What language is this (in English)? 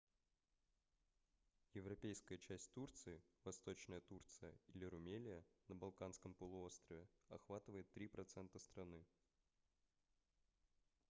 Russian